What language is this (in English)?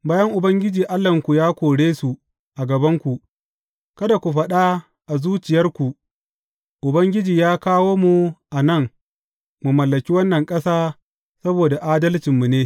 Hausa